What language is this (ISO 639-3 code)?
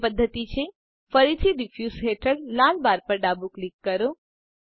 guj